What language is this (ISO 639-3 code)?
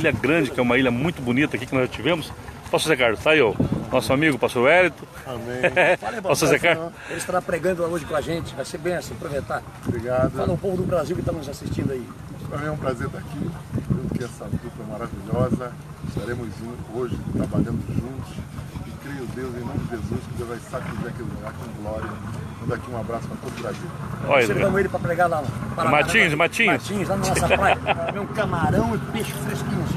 por